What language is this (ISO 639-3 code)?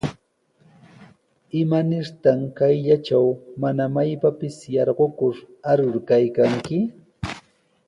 qws